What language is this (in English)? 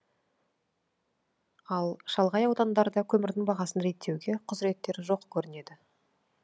Kazakh